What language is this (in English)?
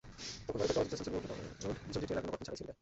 Bangla